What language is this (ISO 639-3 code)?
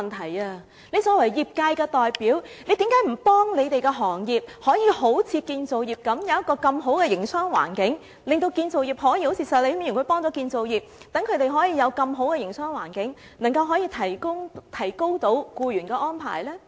yue